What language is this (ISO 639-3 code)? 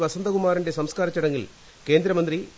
mal